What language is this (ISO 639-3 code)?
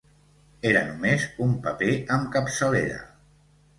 cat